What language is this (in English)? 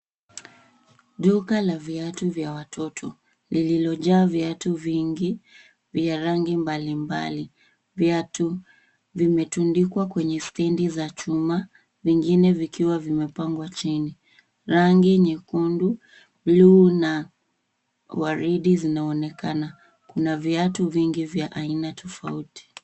Swahili